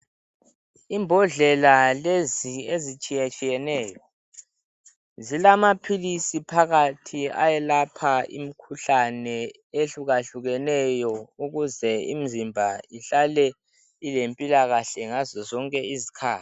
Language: North Ndebele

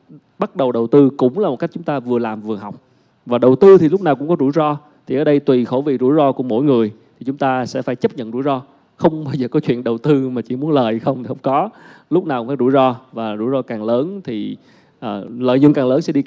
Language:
Vietnamese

